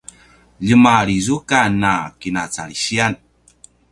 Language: Paiwan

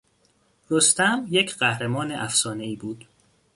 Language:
Persian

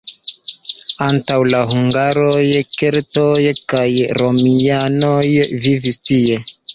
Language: Esperanto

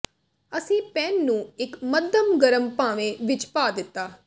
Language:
Punjabi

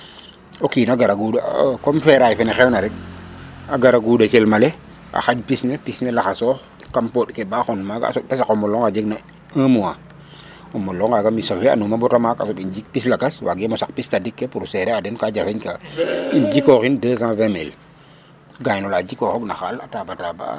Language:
Serer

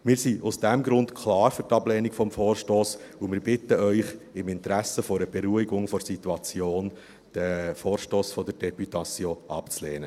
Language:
Swiss German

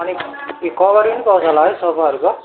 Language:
Nepali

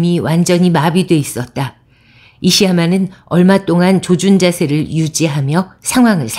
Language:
Korean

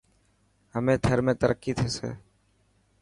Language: Dhatki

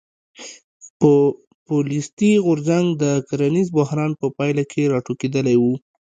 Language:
Pashto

